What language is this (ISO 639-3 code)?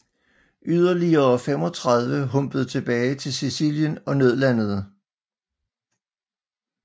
dan